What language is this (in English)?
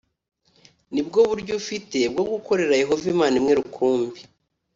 Kinyarwanda